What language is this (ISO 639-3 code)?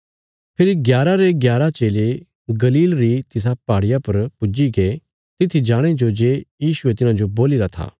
kfs